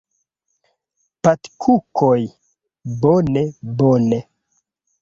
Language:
Esperanto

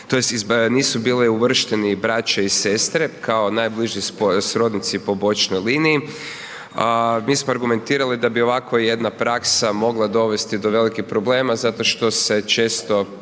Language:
Croatian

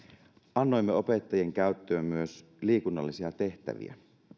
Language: Finnish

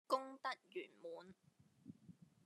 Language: Cantonese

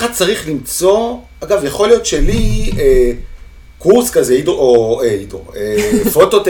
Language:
Hebrew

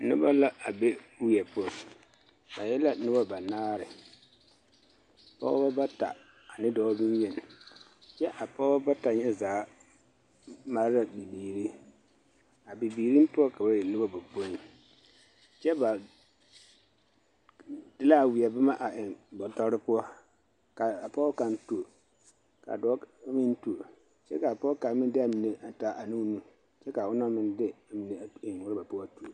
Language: Southern Dagaare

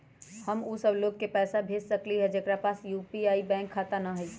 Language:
Magahi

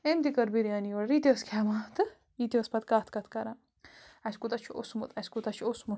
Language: Kashmiri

